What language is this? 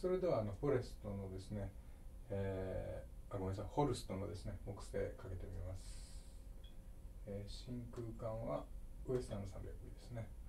Japanese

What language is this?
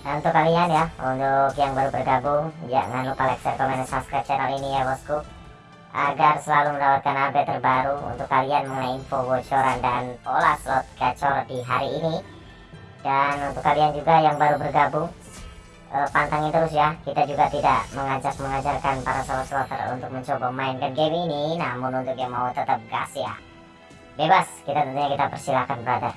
Indonesian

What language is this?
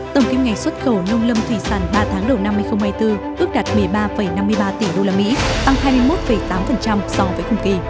Vietnamese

